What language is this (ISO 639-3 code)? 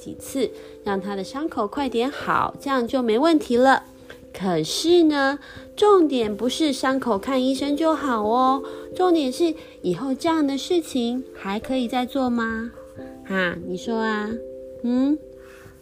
zho